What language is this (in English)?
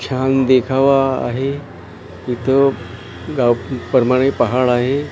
Marathi